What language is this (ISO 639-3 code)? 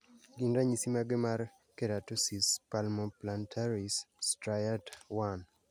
luo